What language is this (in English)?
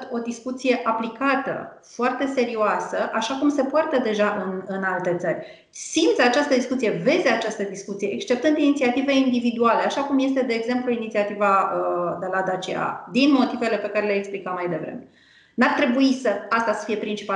Romanian